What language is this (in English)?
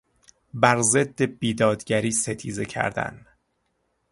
Persian